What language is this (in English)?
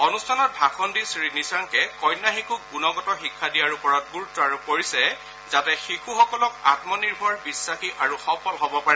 Assamese